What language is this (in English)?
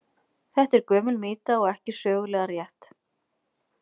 Icelandic